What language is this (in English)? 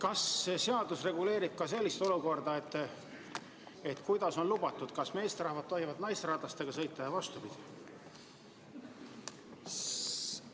Estonian